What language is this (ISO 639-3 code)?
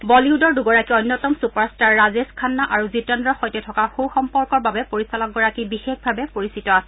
asm